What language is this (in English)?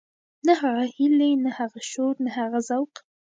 Pashto